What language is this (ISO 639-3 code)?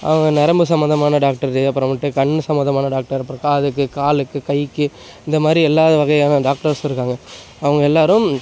tam